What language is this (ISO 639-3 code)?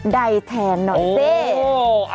tha